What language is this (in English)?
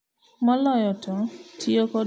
Luo (Kenya and Tanzania)